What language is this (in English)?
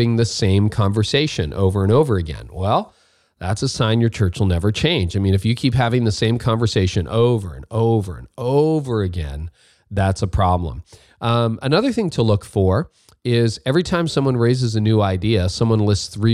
English